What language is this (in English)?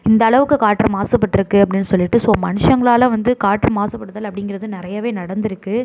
Tamil